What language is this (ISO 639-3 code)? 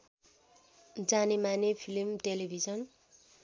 nep